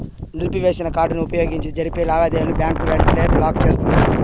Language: Telugu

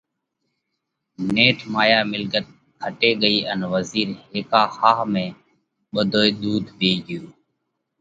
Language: Parkari Koli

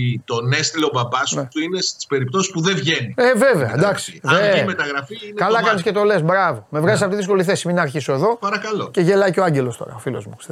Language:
Greek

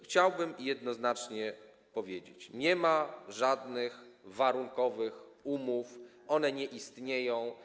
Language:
Polish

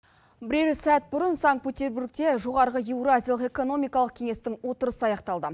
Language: Kazakh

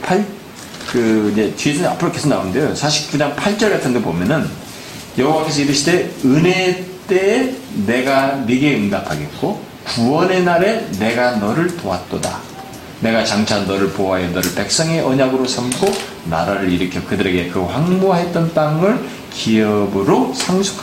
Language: Korean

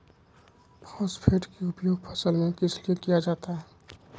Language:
Magahi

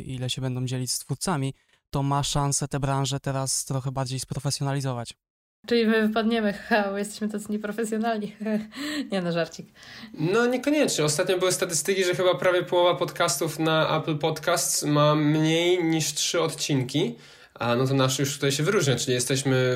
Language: Polish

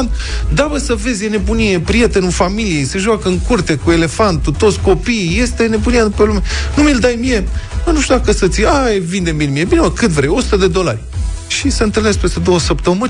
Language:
Romanian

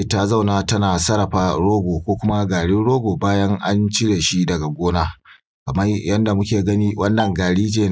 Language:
Hausa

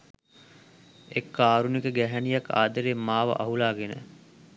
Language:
Sinhala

